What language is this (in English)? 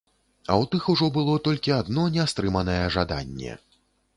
Belarusian